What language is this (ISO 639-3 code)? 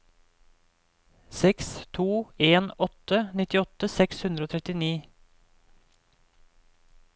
nor